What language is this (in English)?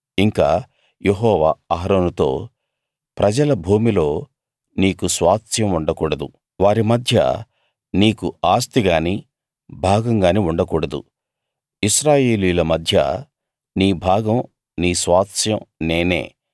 Telugu